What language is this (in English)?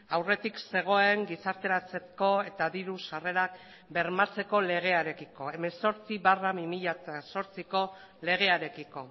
Basque